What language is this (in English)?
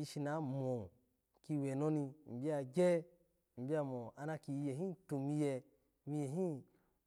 Alago